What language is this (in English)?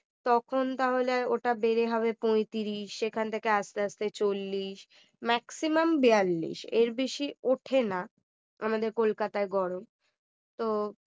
Bangla